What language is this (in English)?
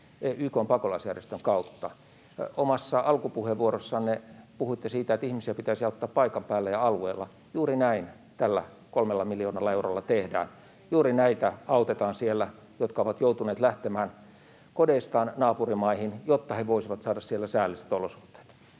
Finnish